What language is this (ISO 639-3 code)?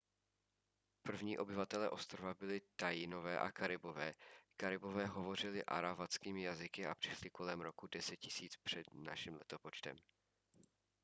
ces